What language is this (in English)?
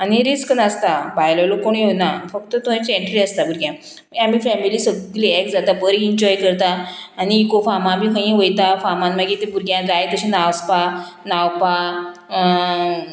Konkani